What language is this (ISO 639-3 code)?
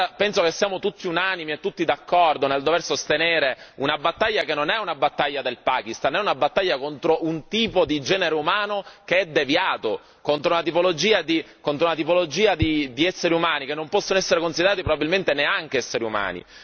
ita